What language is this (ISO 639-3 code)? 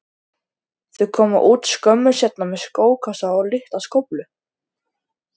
isl